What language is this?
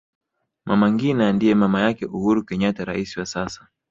Swahili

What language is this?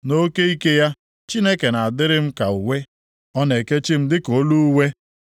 Igbo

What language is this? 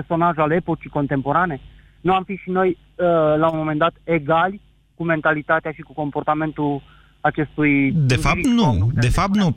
Romanian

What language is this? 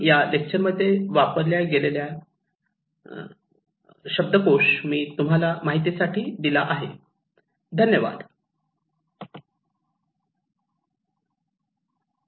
Marathi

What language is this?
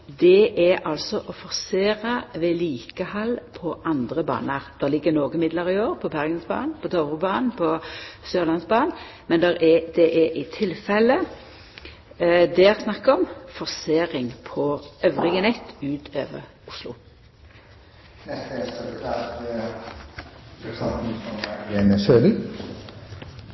Norwegian Nynorsk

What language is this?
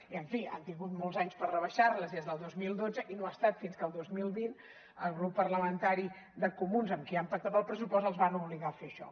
Catalan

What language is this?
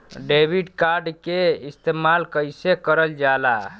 Bhojpuri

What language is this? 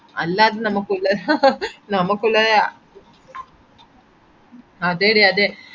Malayalam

